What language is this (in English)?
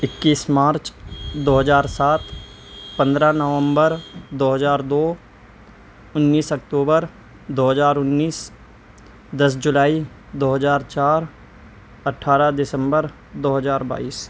Urdu